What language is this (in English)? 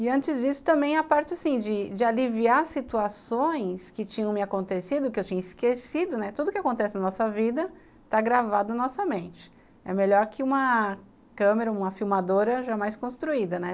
Portuguese